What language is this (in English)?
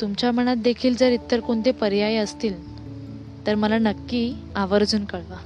Marathi